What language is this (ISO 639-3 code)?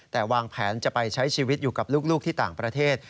tha